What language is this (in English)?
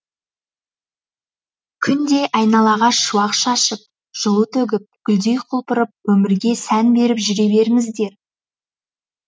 Kazakh